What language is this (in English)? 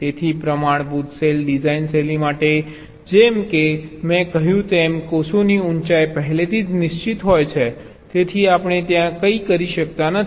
Gujarati